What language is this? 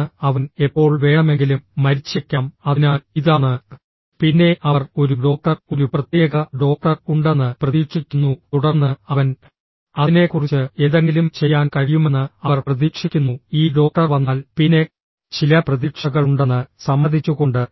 Malayalam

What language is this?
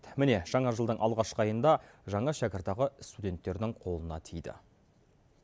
Kazakh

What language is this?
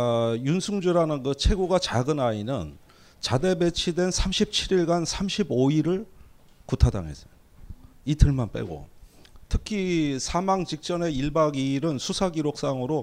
Korean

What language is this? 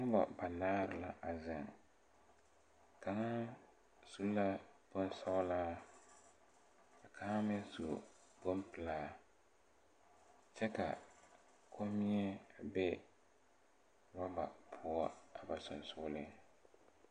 Southern Dagaare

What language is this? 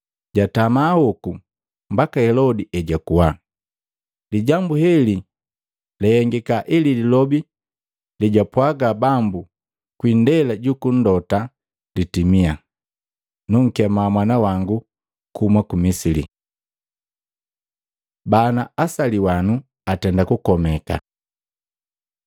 Matengo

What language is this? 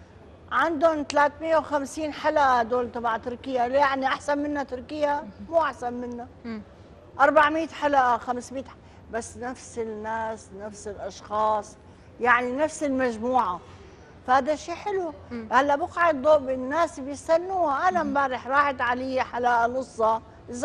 Arabic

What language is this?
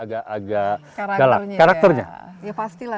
Indonesian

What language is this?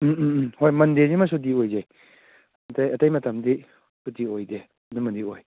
Manipuri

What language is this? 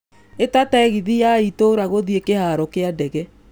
Kikuyu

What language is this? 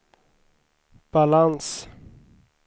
Swedish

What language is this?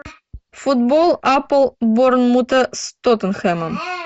Russian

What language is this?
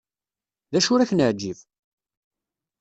Kabyle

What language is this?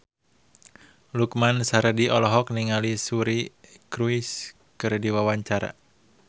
Sundanese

